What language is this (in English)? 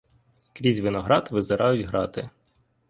Ukrainian